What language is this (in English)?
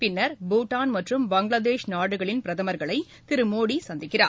Tamil